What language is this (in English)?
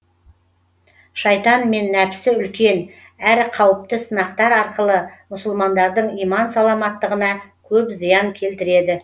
Kazakh